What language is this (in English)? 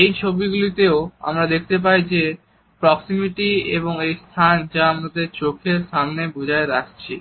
Bangla